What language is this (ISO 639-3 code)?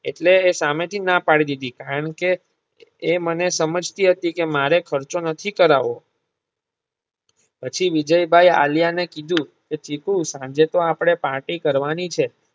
guj